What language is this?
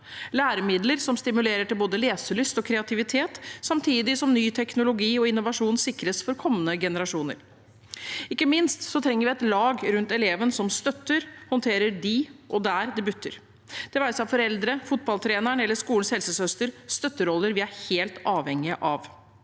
Norwegian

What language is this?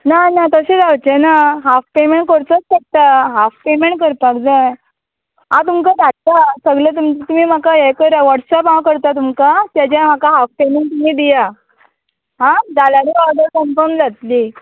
Konkani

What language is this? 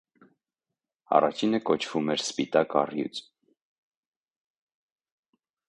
Armenian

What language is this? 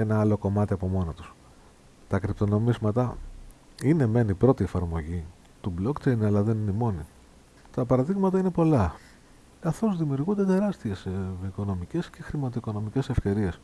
Greek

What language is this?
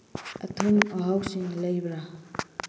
Manipuri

